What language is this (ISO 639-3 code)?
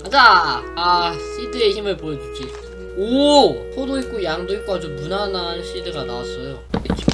kor